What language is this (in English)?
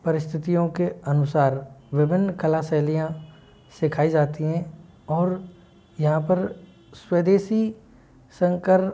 Hindi